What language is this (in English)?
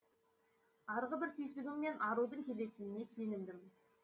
Kazakh